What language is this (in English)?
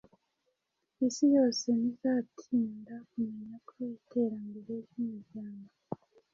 Kinyarwanda